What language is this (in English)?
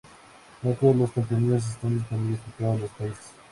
Spanish